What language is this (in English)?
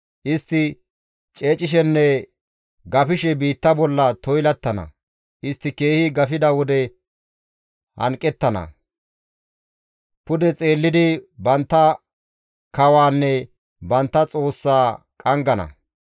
Gamo